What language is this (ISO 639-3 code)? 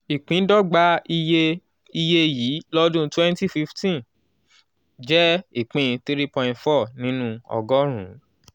yor